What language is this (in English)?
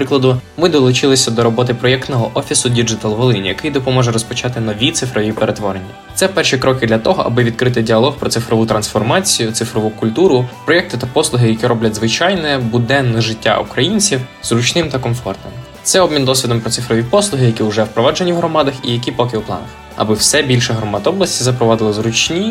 Ukrainian